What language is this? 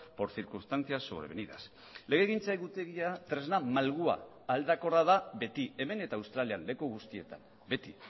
Basque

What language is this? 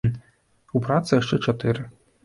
Belarusian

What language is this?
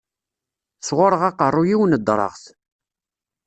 Kabyle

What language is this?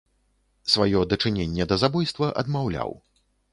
Belarusian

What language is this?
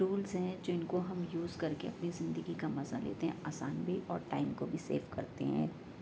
Urdu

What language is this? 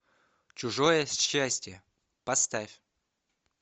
Russian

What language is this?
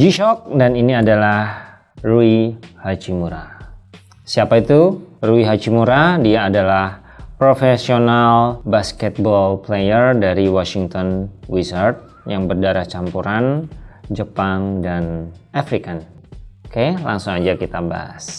Indonesian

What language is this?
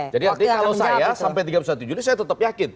Indonesian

